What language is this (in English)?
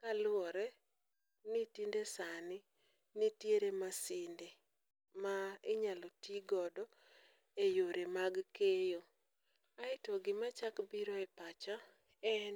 Luo (Kenya and Tanzania)